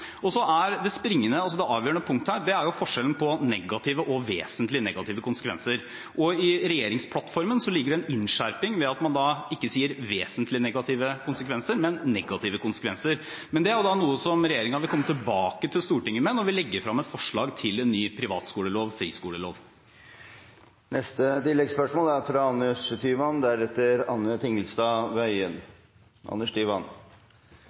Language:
Norwegian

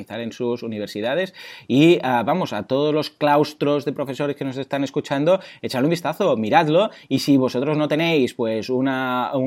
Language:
Spanish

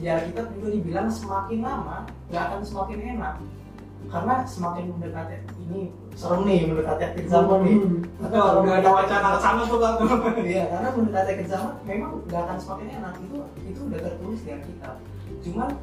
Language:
Indonesian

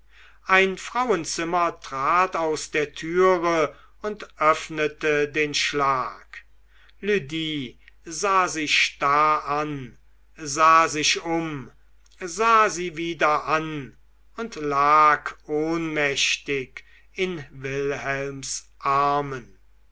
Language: German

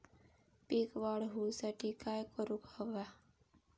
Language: Marathi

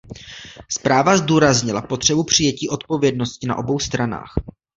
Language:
Czech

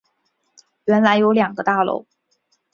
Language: Chinese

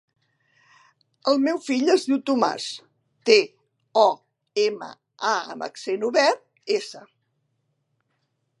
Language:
Catalan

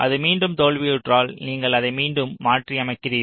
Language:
Tamil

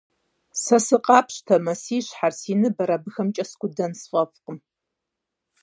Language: Kabardian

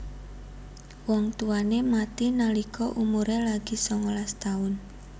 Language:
Javanese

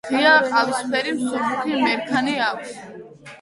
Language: Georgian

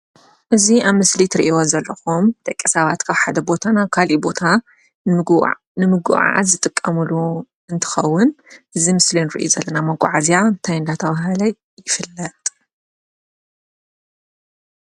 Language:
Tigrinya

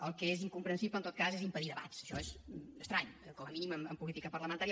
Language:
Catalan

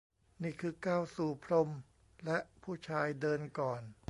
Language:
Thai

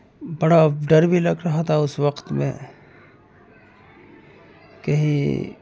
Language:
Urdu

